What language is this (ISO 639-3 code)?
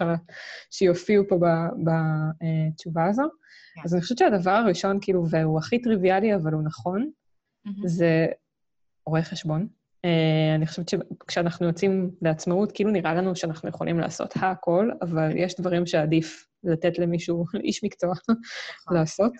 heb